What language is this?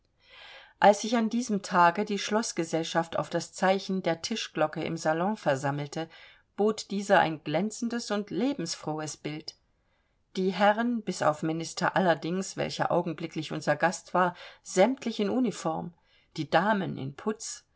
German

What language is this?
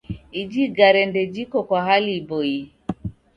Taita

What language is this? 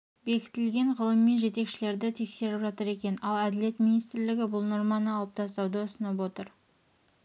Kazakh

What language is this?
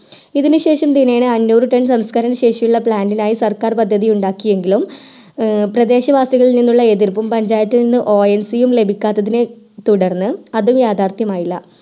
Malayalam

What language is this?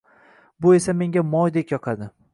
Uzbek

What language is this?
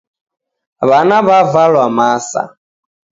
Taita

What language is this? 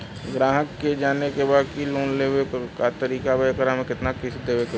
Bhojpuri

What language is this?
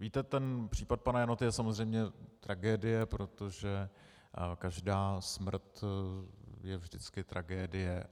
Czech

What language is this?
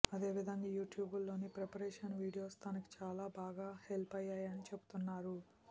Telugu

